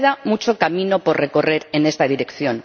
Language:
Spanish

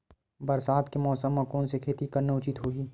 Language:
Chhattisgarhi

